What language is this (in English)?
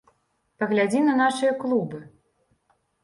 Belarusian